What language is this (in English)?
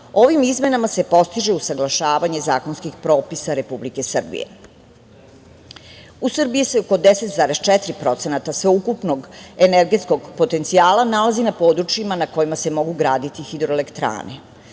Serbian